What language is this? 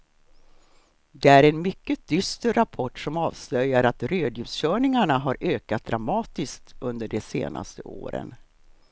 Swedish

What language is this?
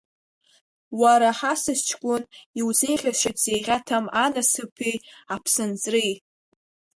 Abkhazian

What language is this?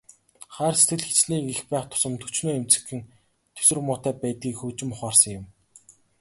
Mongolian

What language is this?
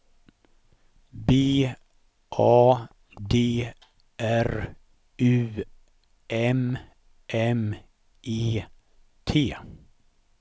Swedish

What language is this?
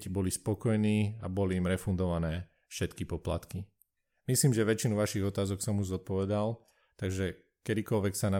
Slovak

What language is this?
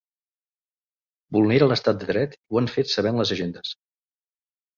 Catalan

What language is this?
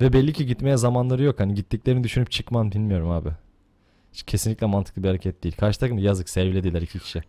Turkish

